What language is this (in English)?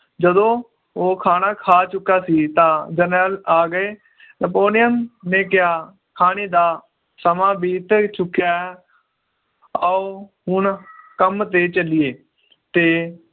Punjabi